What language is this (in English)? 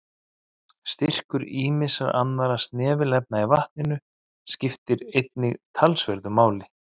Icelandic